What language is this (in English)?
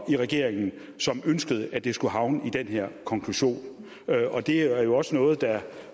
Danish